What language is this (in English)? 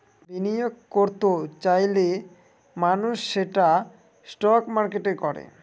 Bangla